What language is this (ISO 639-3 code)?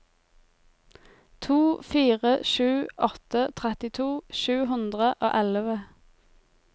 nor